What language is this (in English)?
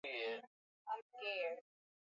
Swahili